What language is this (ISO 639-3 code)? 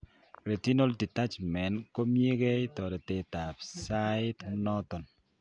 kln